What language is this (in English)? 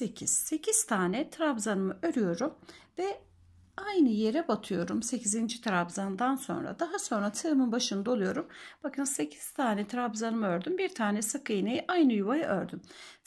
Turkish